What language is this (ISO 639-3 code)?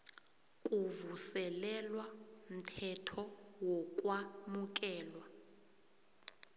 nbl